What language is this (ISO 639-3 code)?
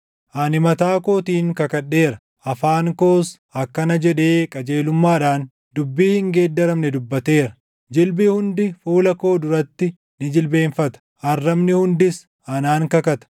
orm